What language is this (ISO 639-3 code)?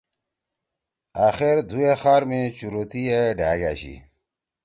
trw